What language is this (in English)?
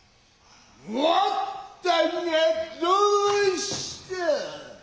Japanese